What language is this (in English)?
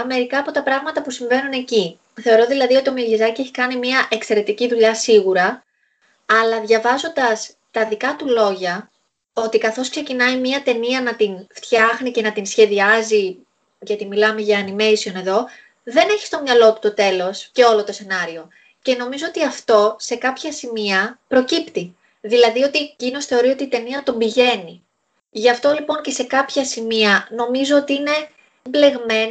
Greek